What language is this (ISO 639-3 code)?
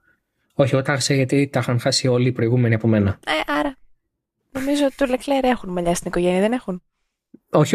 ell